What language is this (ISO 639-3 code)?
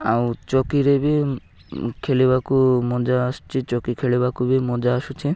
ori